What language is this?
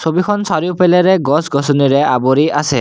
Assamese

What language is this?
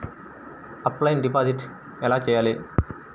Telugu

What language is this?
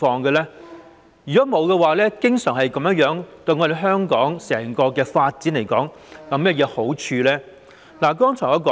Cantonese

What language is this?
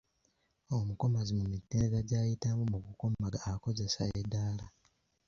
Ganda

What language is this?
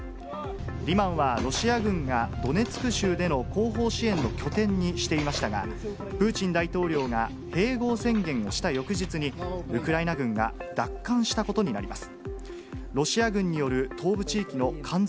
Japanese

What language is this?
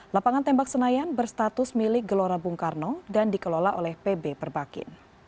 Indonesian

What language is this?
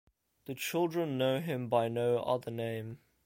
English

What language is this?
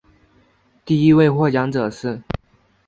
Chinese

